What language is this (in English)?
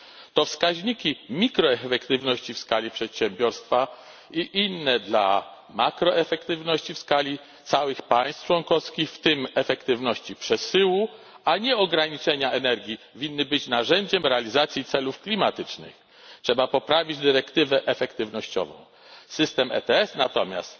Polish